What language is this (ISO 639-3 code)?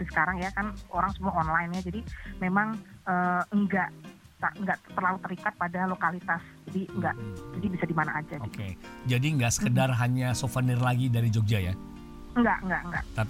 ind